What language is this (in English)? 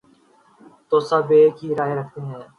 Urdu